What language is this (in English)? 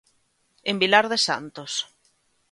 Galician